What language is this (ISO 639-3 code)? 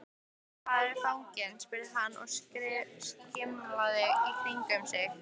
isl